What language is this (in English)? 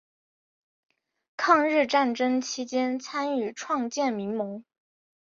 Chinese